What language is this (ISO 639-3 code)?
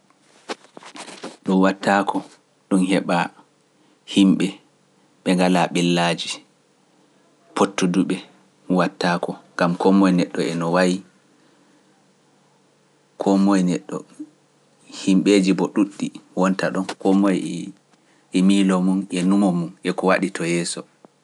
fuf